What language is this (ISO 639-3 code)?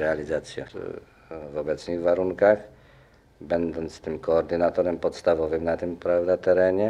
pol